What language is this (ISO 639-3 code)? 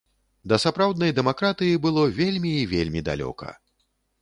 bel